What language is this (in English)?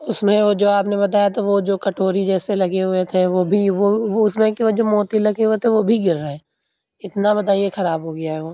Urdu